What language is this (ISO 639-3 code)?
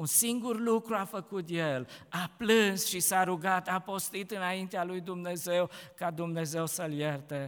ron